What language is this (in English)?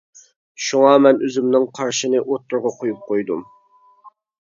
Uyghur